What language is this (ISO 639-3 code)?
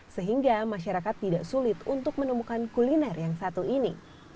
ind